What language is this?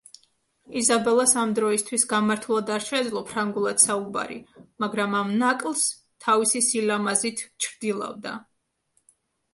Georgian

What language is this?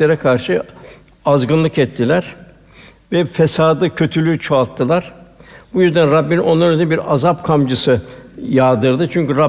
Turkish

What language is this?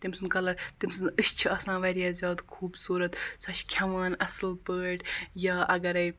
Kashmiri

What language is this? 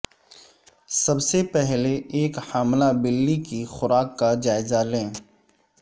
Urdu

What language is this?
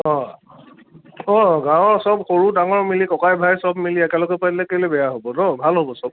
Assamese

